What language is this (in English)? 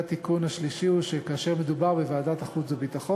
Hebrew